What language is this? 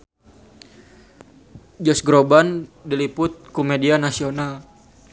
Sundanese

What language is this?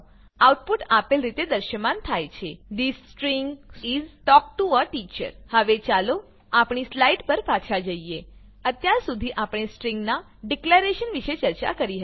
Gujarati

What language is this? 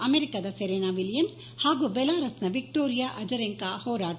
Kannada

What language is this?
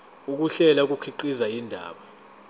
Zulu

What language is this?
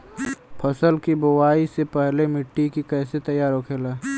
Bhojpuri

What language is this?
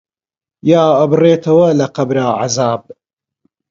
Central Kurdish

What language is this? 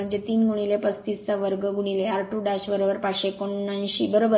Marathi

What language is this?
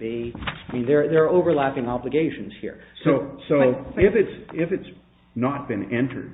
English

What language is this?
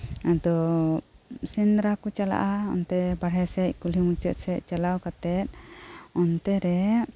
Santali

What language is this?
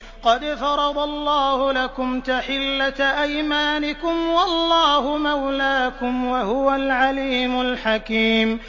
Arabic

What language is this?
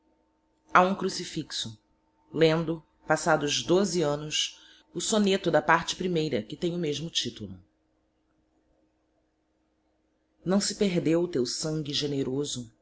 Portuguese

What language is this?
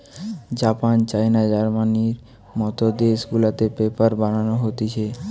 Bangla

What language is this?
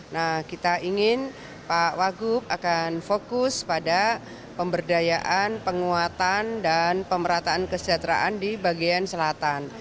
Indonesian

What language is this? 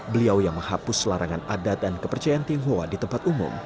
Indonesian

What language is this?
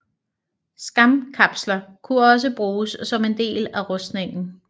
Danish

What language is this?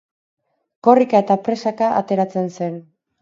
Basque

